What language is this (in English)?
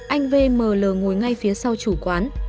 Vietnamese